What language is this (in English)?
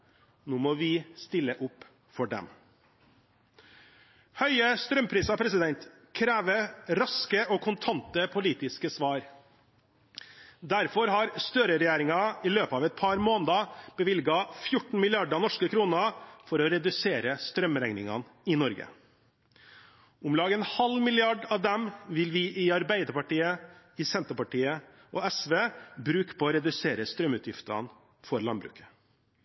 Norwegian Bokmål